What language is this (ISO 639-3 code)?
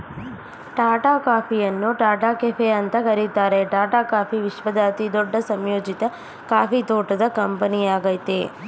kan